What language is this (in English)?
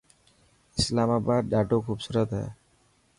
Dhatki